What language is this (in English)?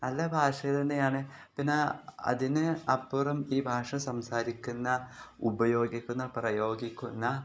Malayalam